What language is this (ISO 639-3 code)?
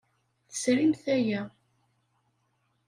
kab